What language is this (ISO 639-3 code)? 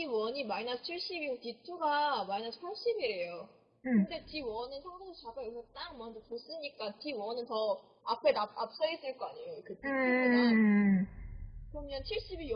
kor